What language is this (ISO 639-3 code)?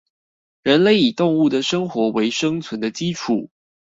zho